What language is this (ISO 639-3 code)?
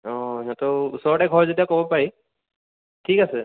asm